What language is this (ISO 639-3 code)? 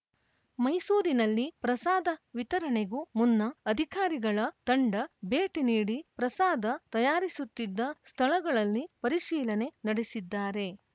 kan